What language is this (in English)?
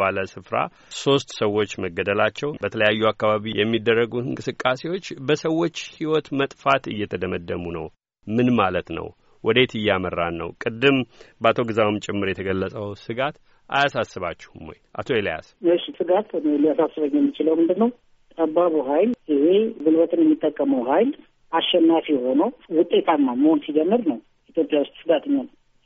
Amharic